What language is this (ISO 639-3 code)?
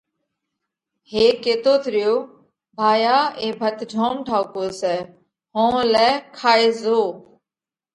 kvx